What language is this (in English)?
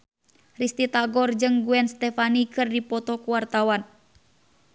Sundanese